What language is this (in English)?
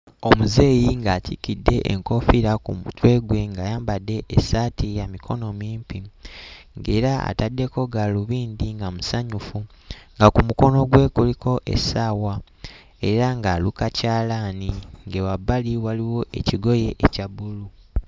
Ganda